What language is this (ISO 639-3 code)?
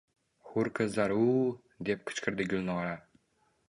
uzb